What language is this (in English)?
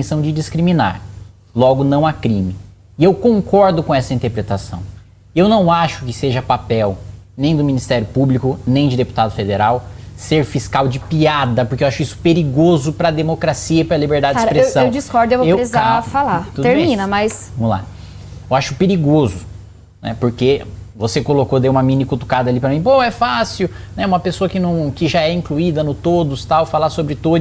Portuguese